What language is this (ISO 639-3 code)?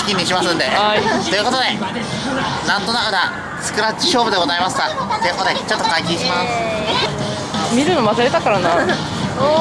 jpn